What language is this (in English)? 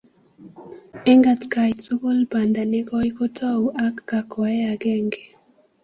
Kalenjin